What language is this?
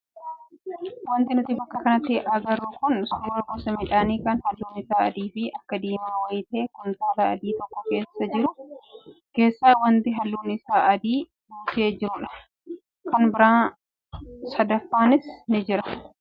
Oromo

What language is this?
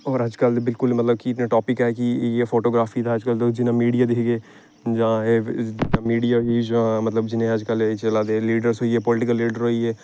Dogri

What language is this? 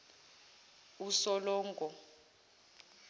Zulu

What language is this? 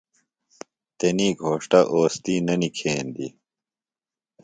Phalura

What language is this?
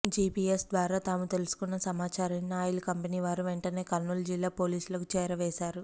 Telugu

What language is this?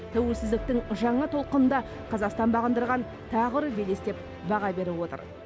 Kazakh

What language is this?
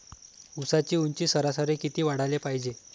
Marathi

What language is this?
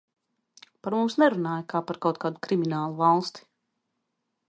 Latvian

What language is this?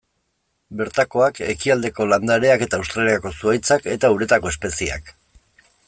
Basque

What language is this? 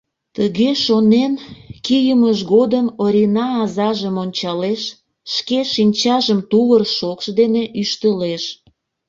Mari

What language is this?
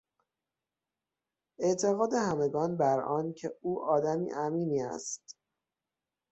Persian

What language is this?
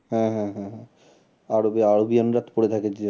Bangla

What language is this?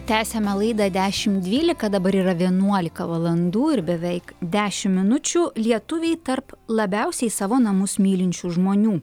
Lithuanian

